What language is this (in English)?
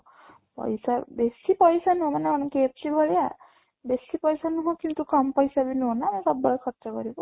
Odia